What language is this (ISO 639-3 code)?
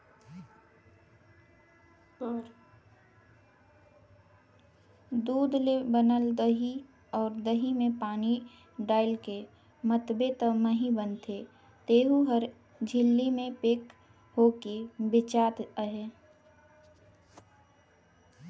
hne